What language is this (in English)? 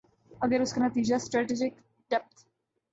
Urdu